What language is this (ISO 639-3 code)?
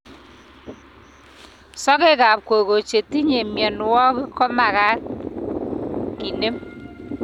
kln